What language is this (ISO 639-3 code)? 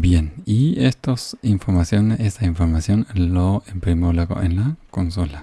spa